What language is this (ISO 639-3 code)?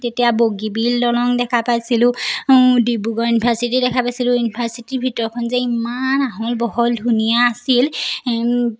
asm